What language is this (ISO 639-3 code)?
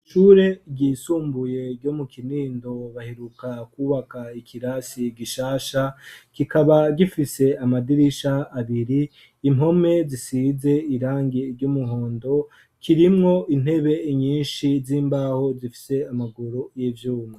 run